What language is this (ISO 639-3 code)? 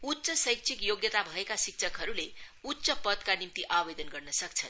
nep